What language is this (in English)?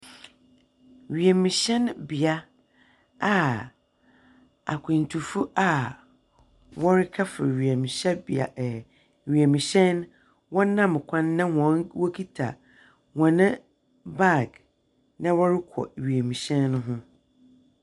Akan